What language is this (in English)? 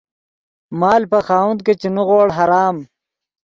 Yidgha